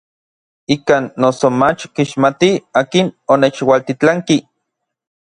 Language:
Orizaba Nahuatl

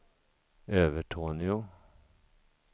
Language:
Swedish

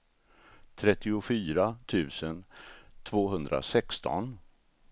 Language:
Swedish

